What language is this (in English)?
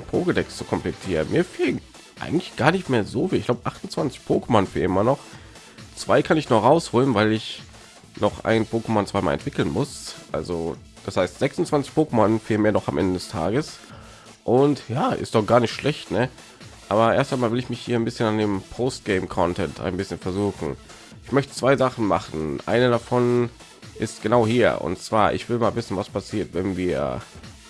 German